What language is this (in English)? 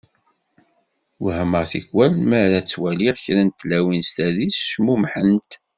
Kabyle